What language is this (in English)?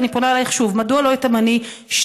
Hebrew